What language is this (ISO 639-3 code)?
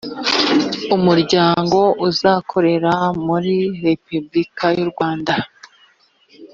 kin